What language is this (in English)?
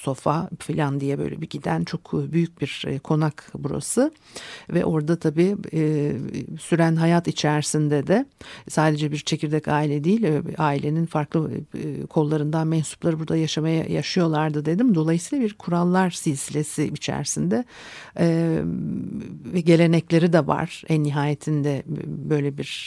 Turkish